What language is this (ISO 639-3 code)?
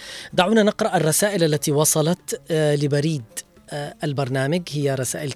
ara